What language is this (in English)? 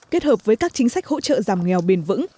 Vietnamese